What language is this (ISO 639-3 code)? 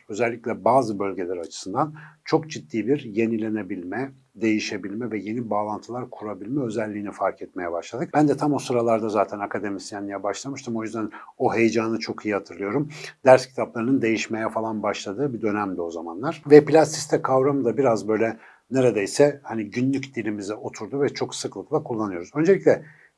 tur